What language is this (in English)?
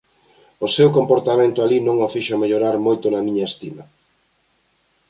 Galician